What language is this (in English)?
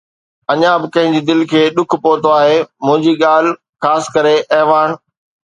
Sindhi